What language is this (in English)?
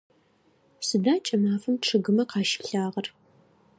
Adyghe